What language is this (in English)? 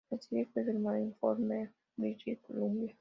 Spanish